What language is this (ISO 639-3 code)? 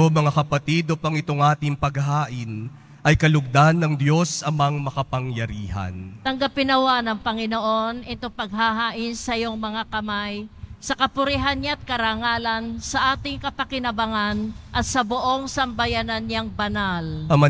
fil